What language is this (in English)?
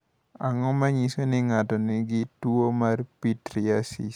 Luo (Kenya and Tanzania)